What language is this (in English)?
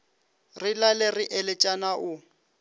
Northern Sotho